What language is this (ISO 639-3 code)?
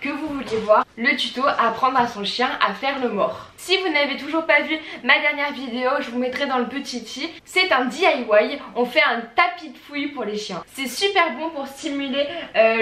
fra